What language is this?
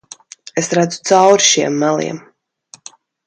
Latvian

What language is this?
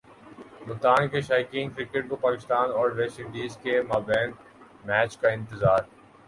Urdu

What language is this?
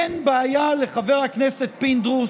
Hebrew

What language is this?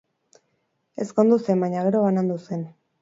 Basque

